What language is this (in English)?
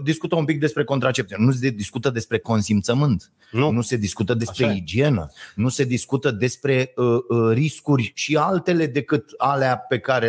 Romanian